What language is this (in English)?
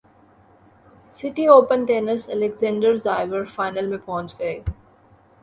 Urdu